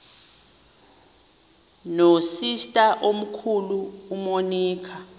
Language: Xhosa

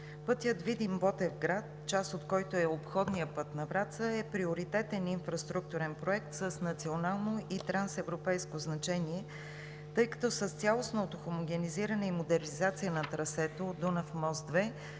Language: Bulgarian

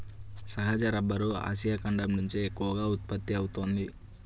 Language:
Telugu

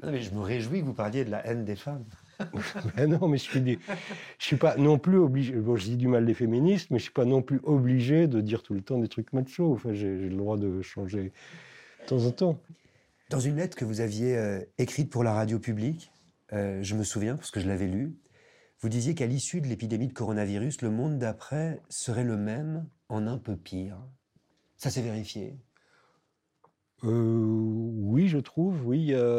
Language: French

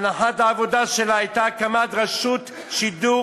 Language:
Hebrew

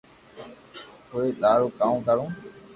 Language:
Loarki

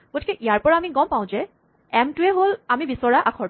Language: Assamese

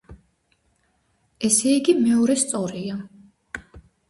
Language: Georgian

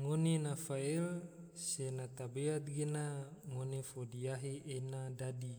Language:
Tidore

